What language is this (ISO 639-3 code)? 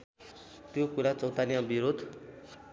nep